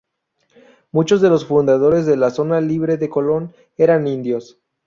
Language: Spanish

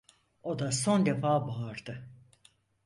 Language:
Turkish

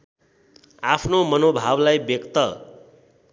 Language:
Nepali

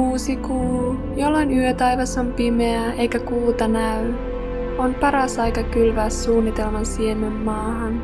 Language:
Finnish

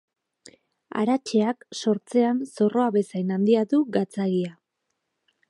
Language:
Basque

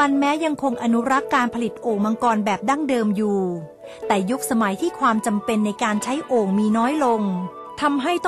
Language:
Thai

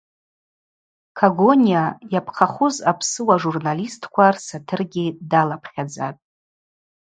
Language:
Abaza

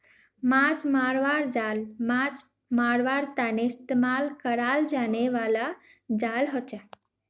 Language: Magahi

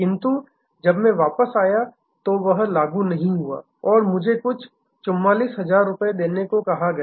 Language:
Hindi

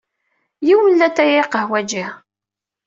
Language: Kabyle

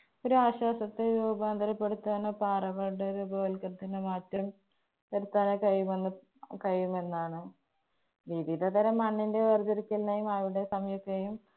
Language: Malayalam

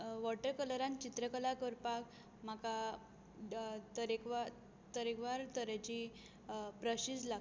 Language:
Konkani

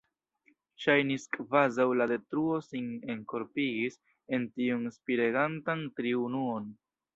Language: Esperanto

